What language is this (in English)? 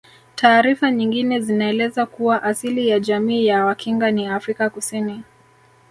Swahili